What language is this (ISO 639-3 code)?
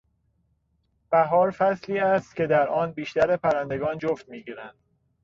fas